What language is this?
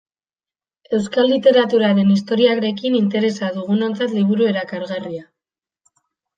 Basque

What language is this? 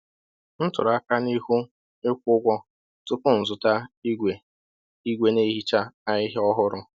Igbo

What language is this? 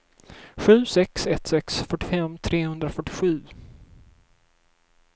Swedish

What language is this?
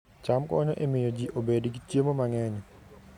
Luo (Kenya and Tanzania)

